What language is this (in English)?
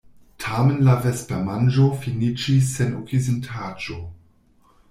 Esperanto